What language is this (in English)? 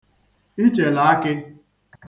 Igbo